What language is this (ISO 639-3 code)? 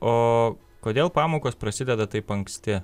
lit